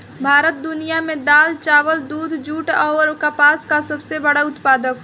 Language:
Bhojpuri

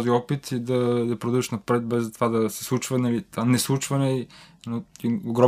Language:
Bulgarian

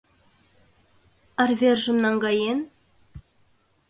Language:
Mari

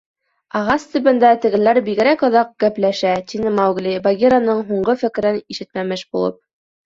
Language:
Bashkir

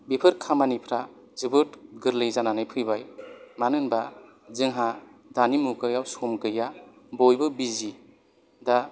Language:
Bodo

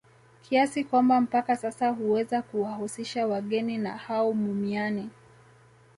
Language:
Swahili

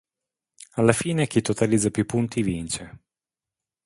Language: Italian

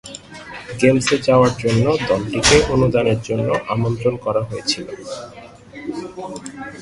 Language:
Bangla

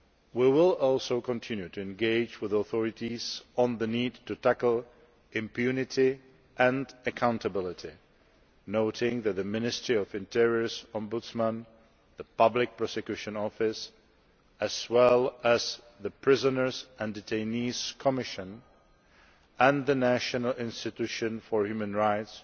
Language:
English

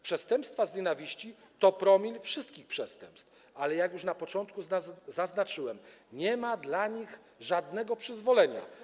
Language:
Polish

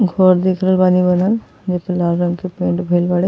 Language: Bhojpuri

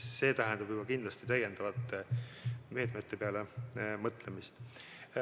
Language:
Estonian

